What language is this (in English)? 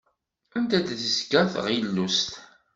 Kabyle